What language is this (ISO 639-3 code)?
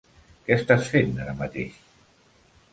cat